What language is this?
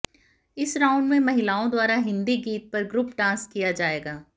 Hindi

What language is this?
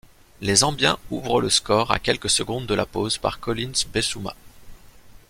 French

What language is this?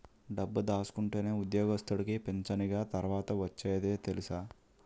Telugu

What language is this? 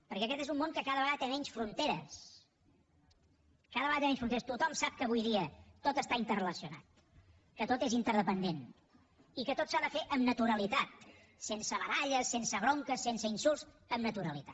Catalan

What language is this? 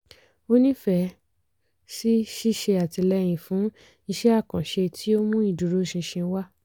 Yoruba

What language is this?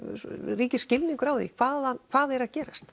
Icelandic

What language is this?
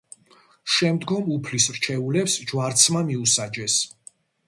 Georgian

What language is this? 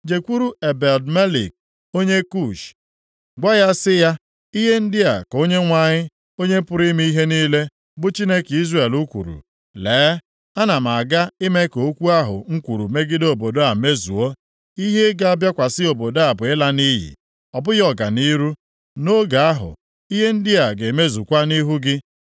Igbo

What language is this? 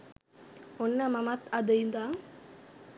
Sinhala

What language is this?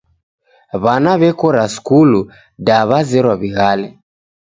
Taita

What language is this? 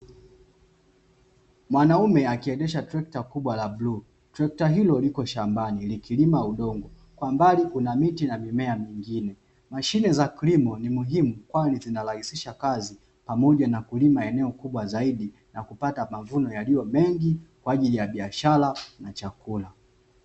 Swahili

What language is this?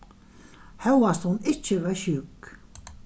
Faroese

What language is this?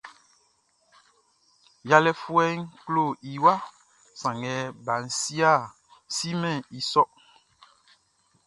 Baoulé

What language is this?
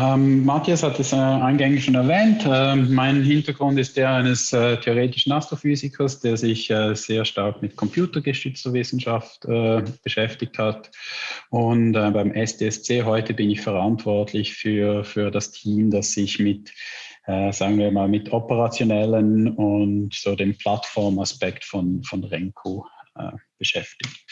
German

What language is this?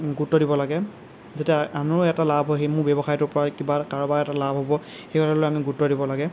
Assamese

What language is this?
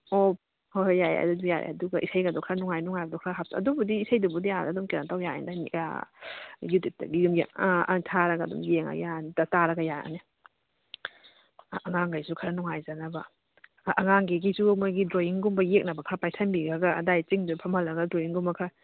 Manipuri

